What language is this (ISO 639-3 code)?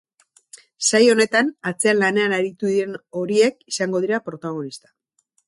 eus